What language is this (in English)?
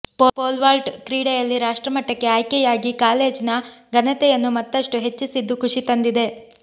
Kannada